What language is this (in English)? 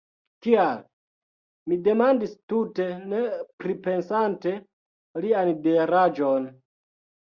Esperanto